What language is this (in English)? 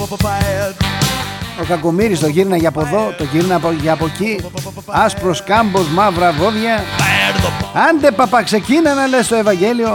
Greek